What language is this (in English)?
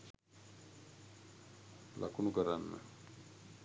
Sinhala